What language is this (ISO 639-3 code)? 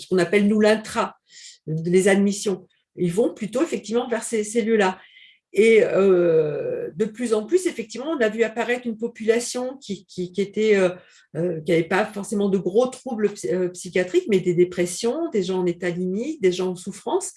fra